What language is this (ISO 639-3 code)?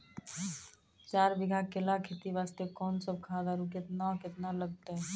mai